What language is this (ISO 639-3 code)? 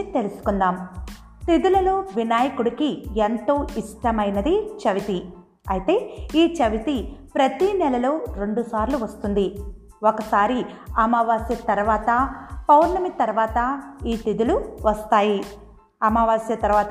tel